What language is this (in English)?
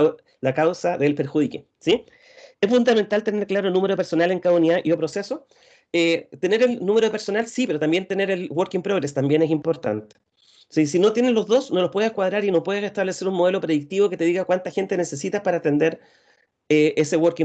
Spanish